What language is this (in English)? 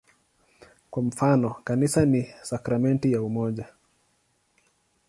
Swahili